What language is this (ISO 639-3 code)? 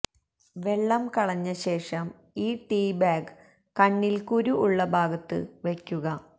mal